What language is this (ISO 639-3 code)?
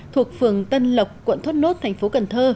vie